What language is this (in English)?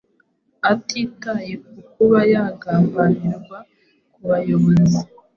Kinyarwanda